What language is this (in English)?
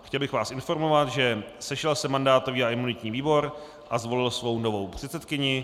Czech